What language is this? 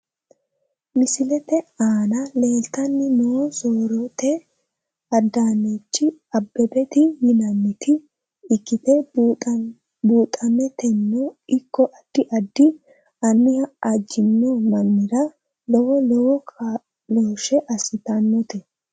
Sidamo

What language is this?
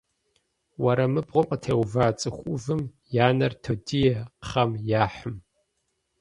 Kabardian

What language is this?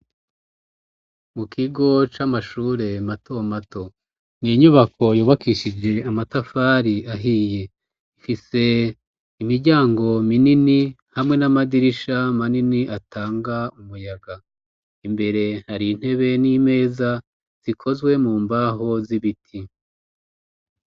Rundi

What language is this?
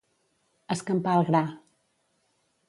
Catalan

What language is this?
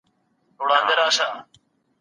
Pashto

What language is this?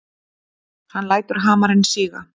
Icelandic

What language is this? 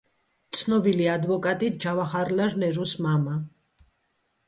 Georgian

